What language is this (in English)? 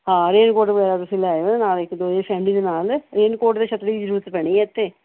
Punjabi